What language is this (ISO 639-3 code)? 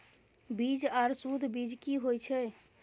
mai